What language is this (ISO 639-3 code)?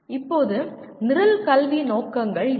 tam